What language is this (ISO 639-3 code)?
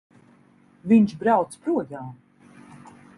lav